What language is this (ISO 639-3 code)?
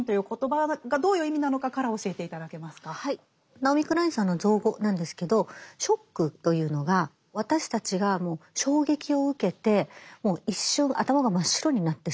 jpn